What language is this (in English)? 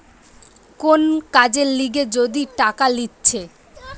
Bangla